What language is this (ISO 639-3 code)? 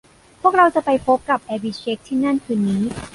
tha